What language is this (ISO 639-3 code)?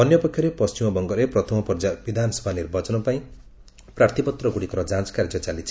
ori